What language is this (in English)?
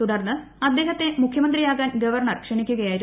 Malayalam